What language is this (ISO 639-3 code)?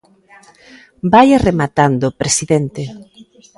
glg